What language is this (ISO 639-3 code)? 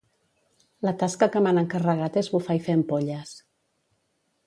cat